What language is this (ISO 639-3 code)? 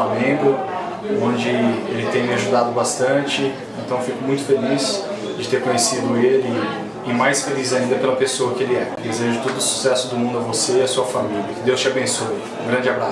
por